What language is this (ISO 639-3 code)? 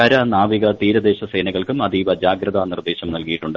mal